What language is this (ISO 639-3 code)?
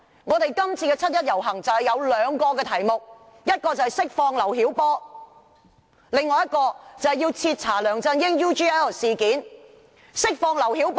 yue